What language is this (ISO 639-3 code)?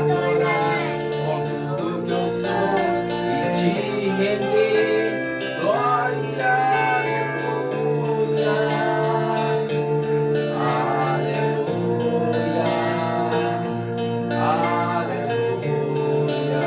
por